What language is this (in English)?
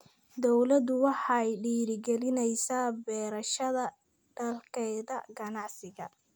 Somali